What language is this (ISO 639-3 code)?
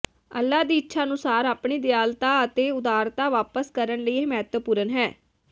pan